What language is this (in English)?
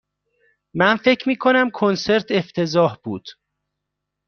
Persian